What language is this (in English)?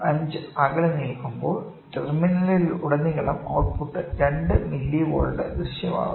Malayalam